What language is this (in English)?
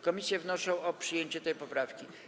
Polish